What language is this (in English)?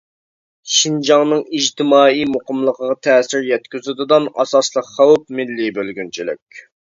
Uyghur